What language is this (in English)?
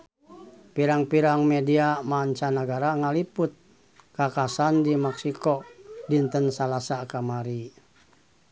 Sundanese